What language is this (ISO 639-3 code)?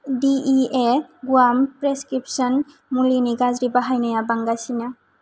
brx